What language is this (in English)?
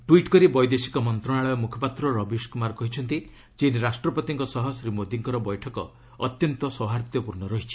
Odia